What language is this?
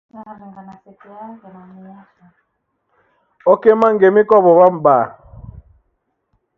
Taita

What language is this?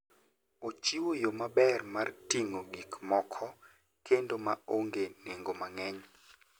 Luo (Kenya and Tanzania)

